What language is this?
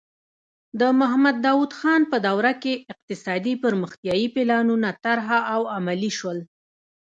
Pashto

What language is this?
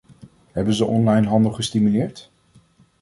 Dutch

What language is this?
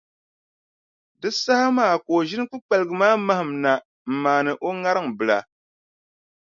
Dagbani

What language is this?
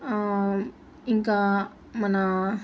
Telugu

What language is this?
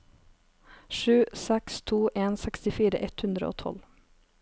Norwegian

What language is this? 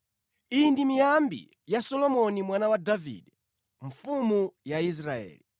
Nyanja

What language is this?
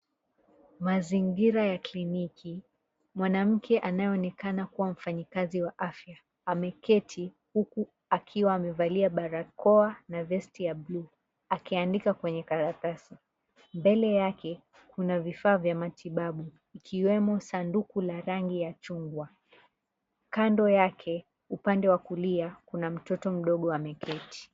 Swahili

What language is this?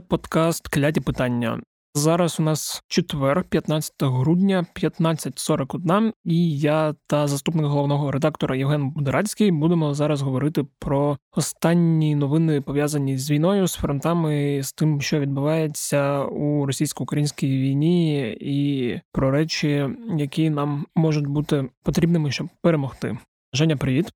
Ukrainian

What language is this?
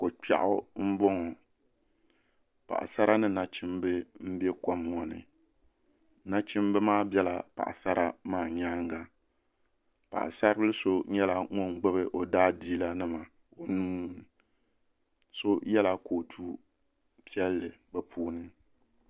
Dagbani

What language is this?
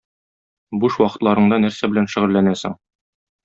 Tatar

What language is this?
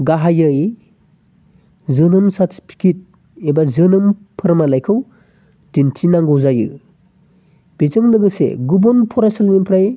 Bodo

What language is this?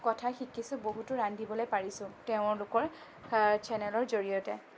Assamese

